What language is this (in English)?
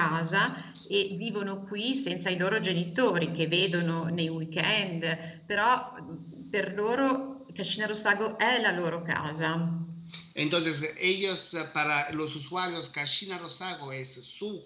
Italian